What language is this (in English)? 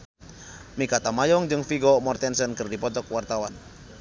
Sundanese